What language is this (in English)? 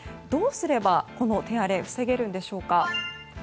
Japanese